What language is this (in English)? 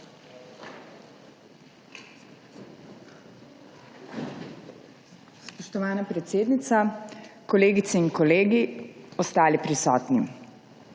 Slovenian